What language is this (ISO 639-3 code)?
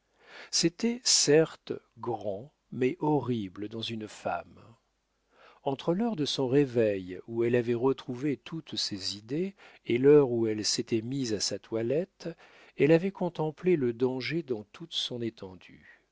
fra